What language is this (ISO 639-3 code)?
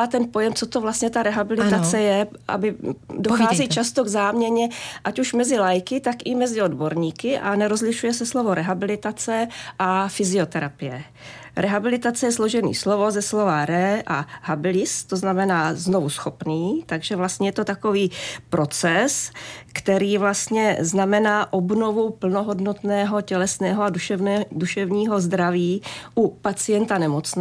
ces